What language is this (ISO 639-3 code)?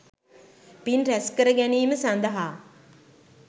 sin